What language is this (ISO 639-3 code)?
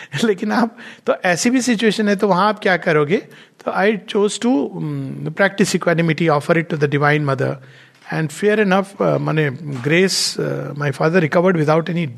hin